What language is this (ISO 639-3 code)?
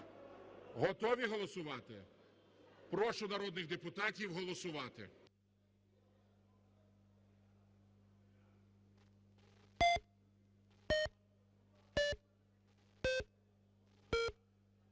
ukr